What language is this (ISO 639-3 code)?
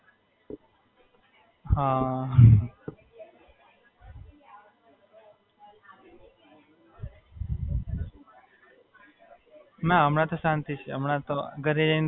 guj